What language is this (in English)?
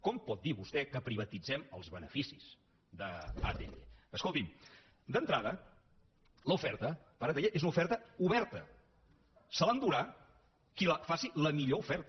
Catalan